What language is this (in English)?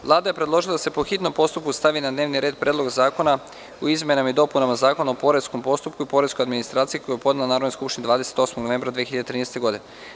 Serbian